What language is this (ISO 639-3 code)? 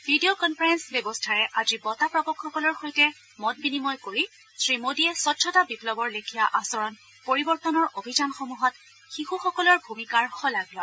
asm